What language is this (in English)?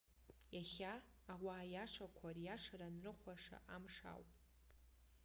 Abkhazian